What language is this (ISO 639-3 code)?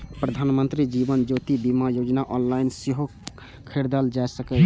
mai